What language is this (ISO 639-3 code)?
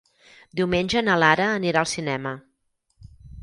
cat